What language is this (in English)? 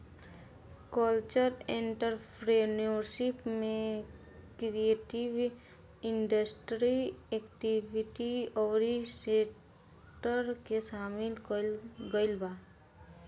Bhojpuri